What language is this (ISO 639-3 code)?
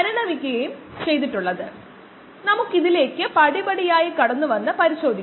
mal